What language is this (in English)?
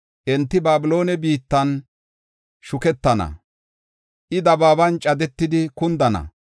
Gofa